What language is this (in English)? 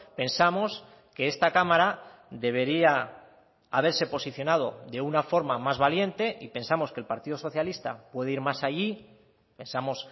Spanish